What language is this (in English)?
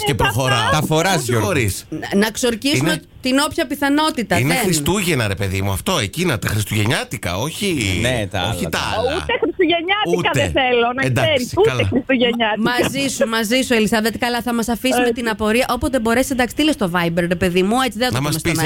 Greek